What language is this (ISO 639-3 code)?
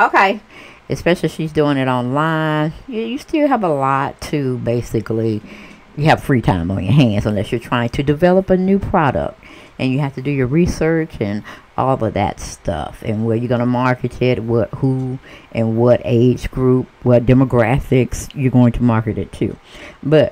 eng